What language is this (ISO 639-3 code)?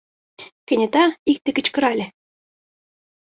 chm